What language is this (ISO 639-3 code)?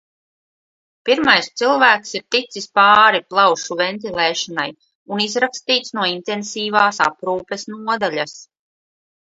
lav